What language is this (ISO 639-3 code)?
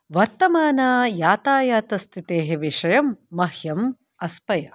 san